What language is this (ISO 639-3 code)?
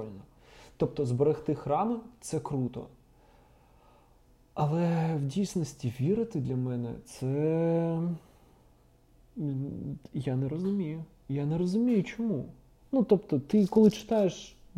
ukr